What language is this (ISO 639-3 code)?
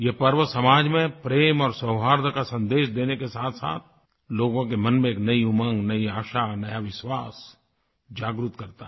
hin